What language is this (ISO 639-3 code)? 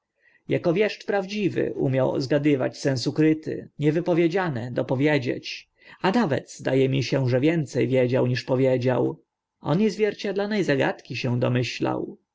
pol